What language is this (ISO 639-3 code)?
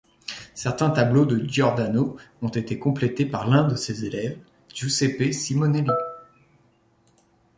fra